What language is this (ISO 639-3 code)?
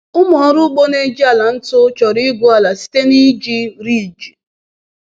ibo